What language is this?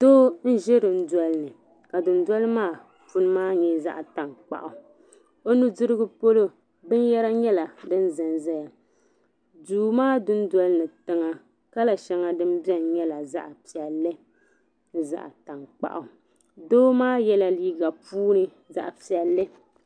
Dagbani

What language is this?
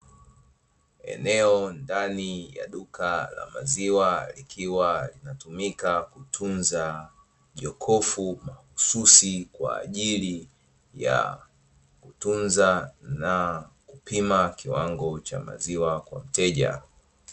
Swahili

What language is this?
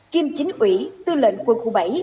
Vietnamese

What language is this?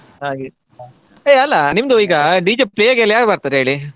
Kannada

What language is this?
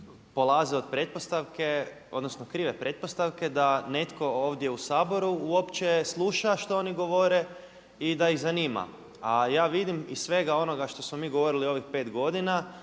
Croatian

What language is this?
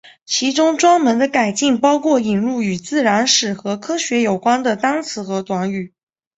Chinese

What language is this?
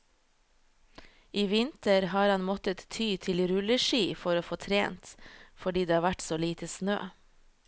Norwegian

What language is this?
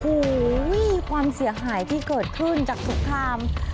Thai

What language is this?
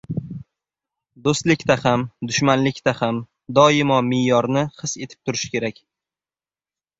Uzbek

